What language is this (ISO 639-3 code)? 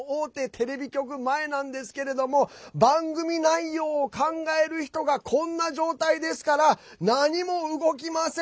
jpn